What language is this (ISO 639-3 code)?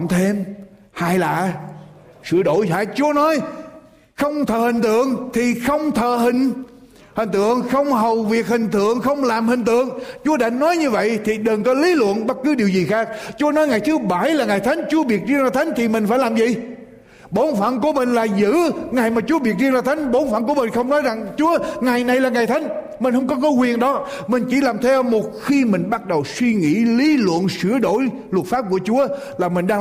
vie